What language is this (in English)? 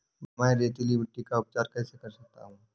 Hindi